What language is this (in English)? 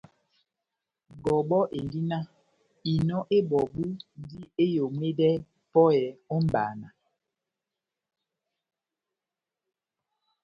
Batanga